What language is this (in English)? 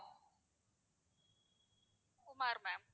Tamil